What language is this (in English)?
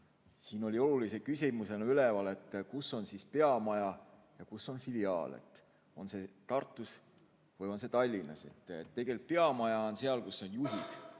Estonian